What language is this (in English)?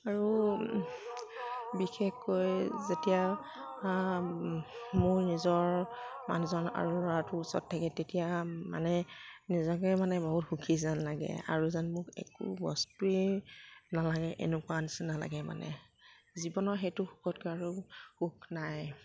Assamese